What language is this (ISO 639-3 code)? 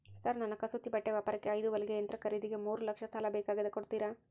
kan